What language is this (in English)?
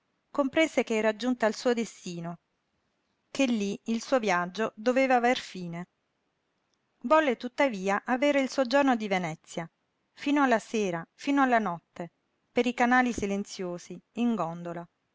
Italian